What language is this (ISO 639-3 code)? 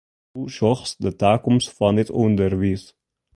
fry